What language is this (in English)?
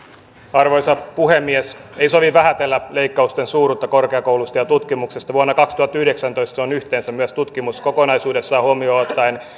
Finnish